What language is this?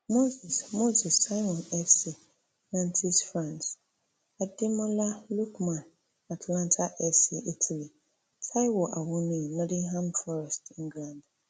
Nigerian Pidgin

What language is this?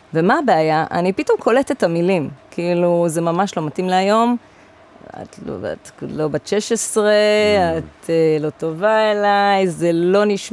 Hebrew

